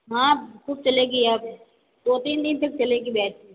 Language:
Hindi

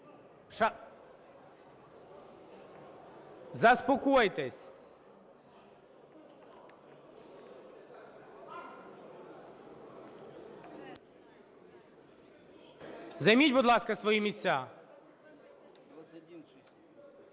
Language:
Ukrainian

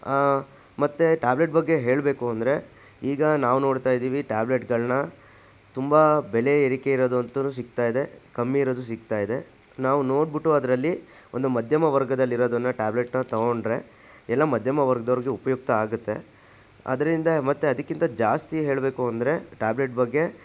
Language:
Kannada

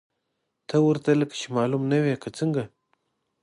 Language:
Pashto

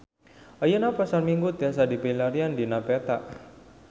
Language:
Sundanese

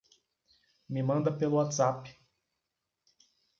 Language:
Portuguese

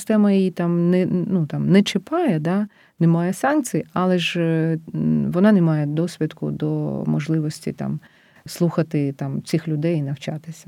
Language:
Ukrainian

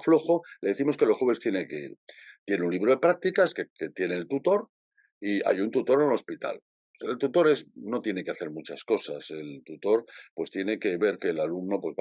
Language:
Spanish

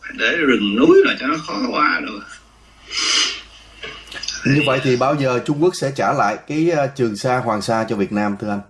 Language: Vietnamese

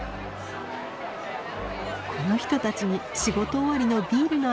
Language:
Japanese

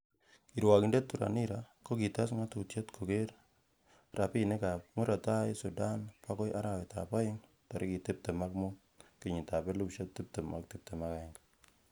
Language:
Kalenjin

